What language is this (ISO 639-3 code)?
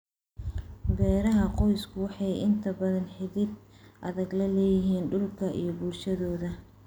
som